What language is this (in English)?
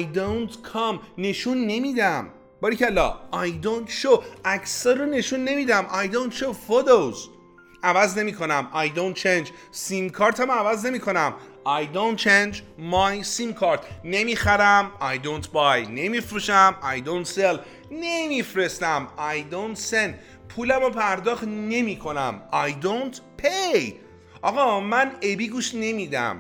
Persian